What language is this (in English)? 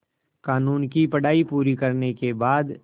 Hindi